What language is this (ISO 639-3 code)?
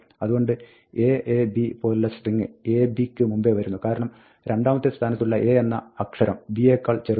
mal